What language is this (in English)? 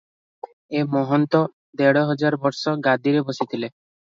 Odia